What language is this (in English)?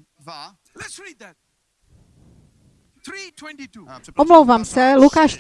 Czech